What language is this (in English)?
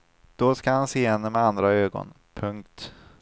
Swedish